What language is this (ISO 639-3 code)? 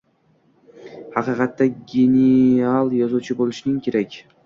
uzb